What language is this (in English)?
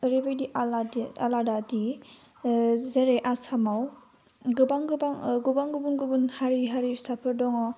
Bodo